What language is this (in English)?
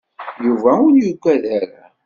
Kabyle